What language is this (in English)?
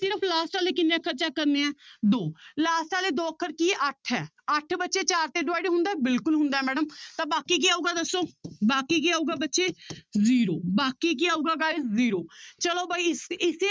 Punjabi